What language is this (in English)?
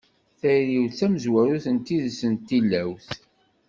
Kabyle